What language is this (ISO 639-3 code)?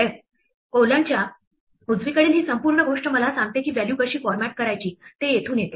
mar